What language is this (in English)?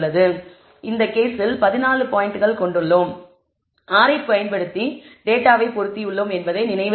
Tamil